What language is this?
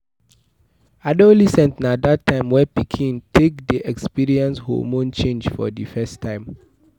Nigerian Pidgin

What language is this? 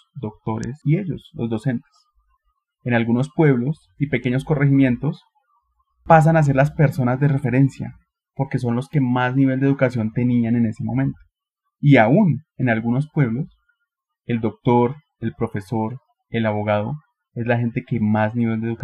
Spanish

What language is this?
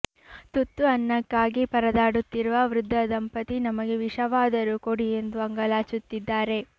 Kannada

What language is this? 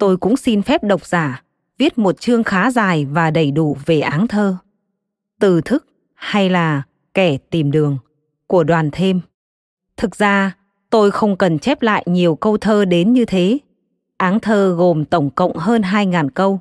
Vietnamese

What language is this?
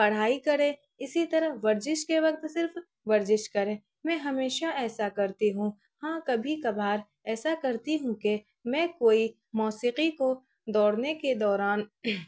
Urdu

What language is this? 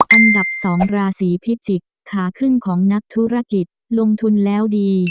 Thai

